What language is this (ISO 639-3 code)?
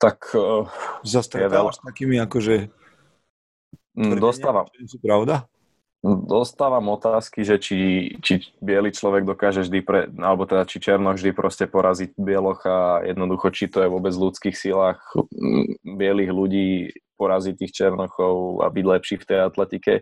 slk